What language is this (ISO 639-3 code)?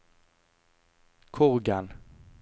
nor